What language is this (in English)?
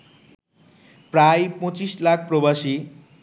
Bangla